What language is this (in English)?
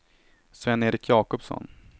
Swedish